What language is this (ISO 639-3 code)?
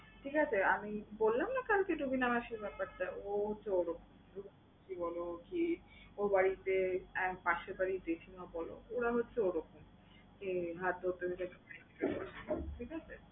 ben